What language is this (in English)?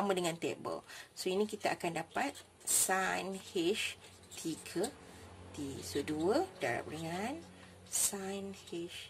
Malay